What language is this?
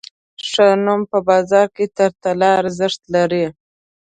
Pashto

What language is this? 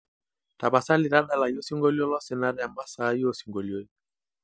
Masai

